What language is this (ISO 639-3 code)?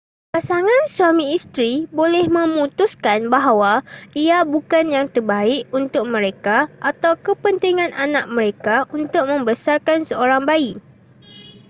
msa